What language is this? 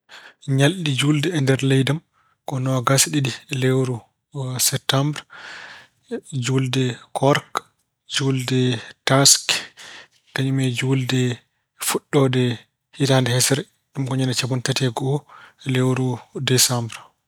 Fula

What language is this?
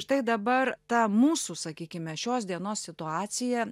Lithuanian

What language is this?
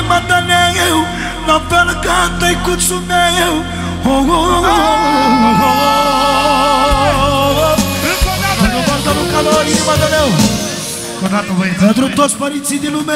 Romanian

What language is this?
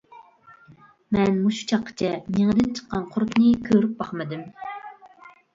Uyghur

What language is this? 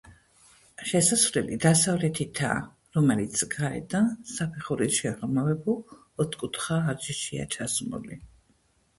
Georgian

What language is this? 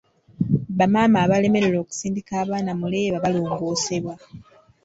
Ganda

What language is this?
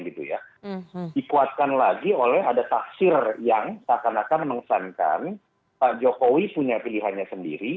Indonesian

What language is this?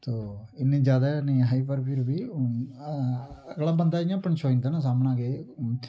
Dogri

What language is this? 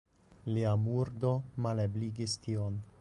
Esperanto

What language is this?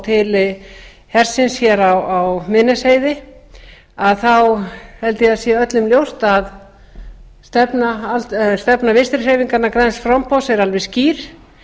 Icelandic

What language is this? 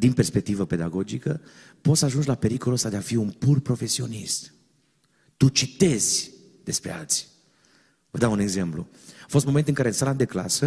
Romanian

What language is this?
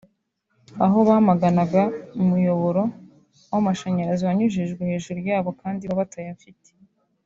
Kinyarwanda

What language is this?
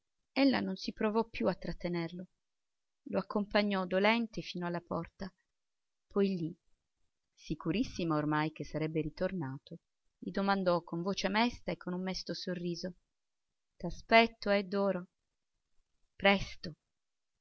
Italian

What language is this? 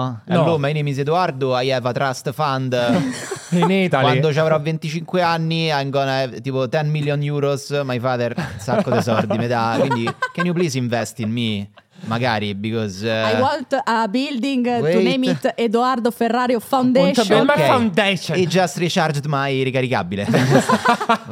Italian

